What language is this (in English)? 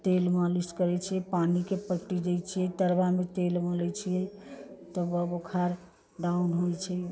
Maithili